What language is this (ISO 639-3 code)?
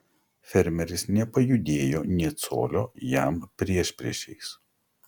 lit